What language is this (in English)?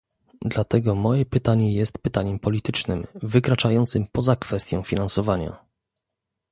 Polish